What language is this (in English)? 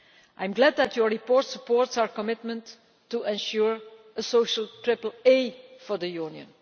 English